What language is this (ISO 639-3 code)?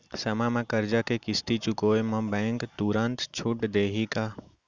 hne